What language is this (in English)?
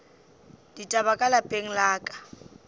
Northern Sotho